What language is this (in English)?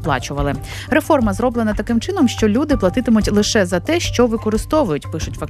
Ukrainian